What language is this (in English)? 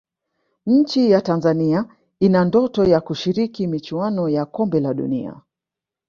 Swahili